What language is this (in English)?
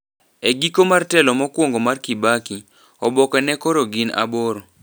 Luo (Kenya and Tanzania)